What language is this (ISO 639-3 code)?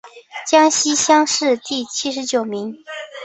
zho